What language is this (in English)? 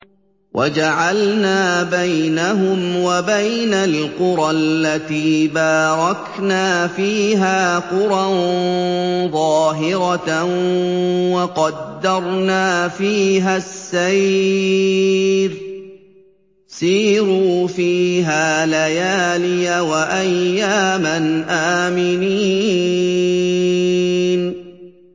Arabic